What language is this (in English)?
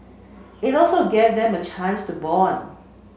English